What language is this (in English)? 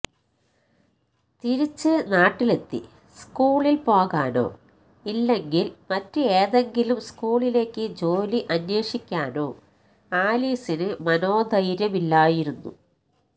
Malayalam